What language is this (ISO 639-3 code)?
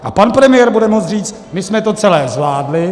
ces